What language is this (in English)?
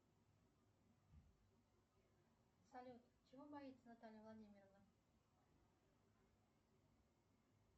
Russian